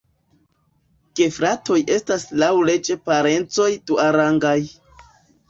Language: Esperanto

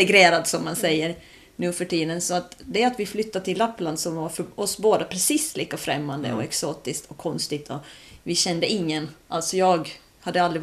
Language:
Swedish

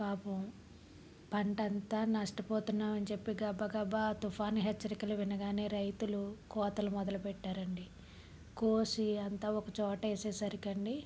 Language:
Telugu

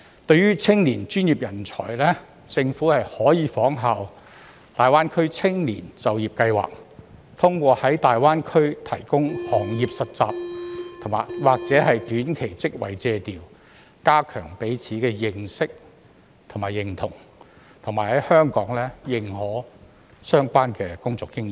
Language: Cantonese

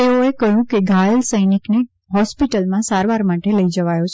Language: Gujarati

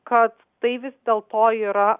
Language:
Lithuanian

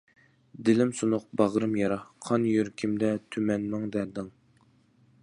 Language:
Uyghur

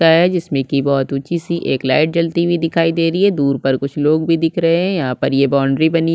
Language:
Hindi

